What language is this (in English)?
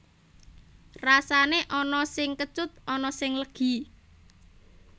Javanese